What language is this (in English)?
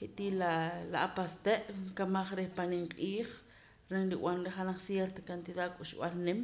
Poqomam